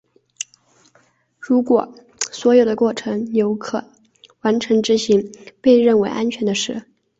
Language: Chinese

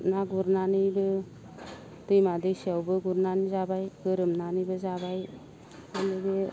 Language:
Bodo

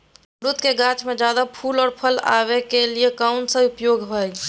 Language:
Magahi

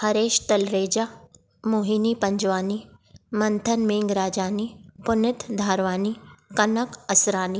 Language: Sindhi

